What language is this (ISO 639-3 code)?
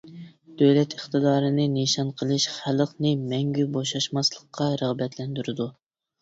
uig